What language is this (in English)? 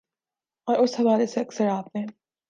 Urdu